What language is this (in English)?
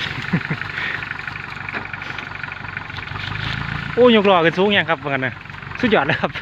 Thai